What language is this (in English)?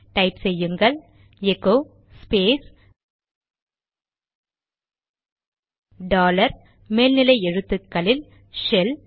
Tamil